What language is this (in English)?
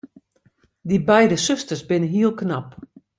Western Frisian